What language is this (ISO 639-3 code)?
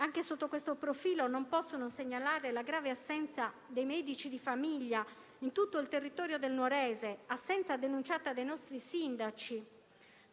ita